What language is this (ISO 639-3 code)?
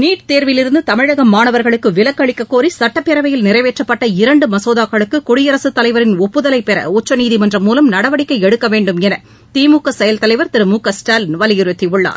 tam